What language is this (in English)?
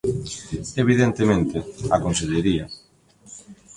Galician